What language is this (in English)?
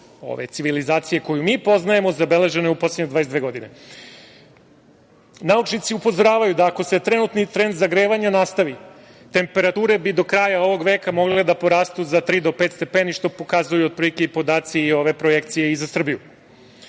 Serbian